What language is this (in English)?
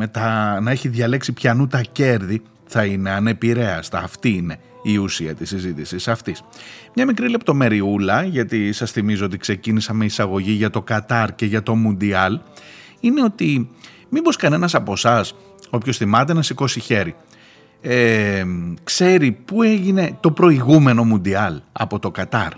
Greek